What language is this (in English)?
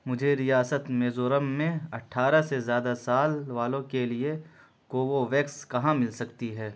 Urdu